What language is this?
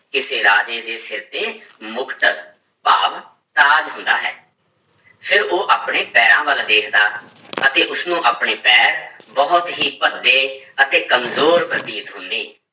Punjabi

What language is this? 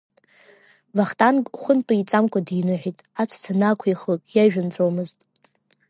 Abkhazian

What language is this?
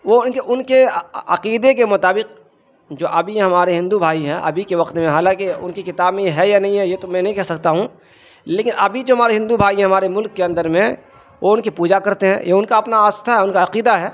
Urdu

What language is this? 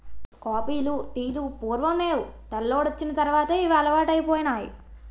Telugu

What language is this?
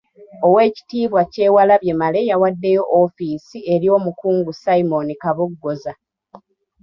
Ganda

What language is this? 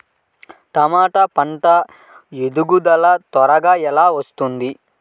Telugu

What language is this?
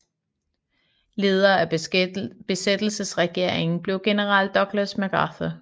Danish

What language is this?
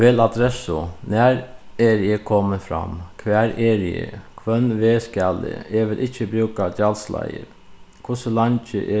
Faroese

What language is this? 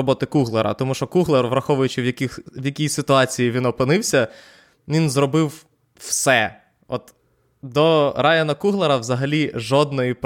Ukrainian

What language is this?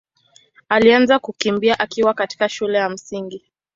Swahili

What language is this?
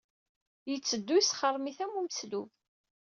Kabyle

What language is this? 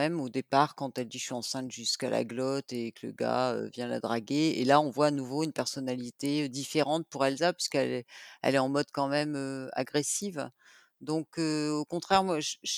French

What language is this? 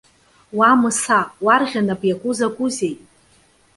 Abkhazian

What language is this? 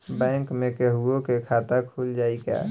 Bhojpuri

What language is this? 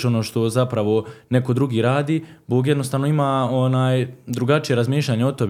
Croatian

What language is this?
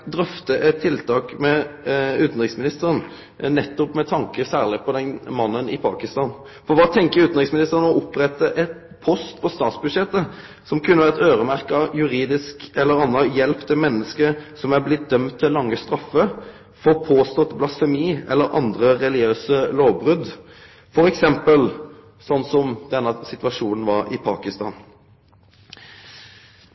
Norwegian Nynorsk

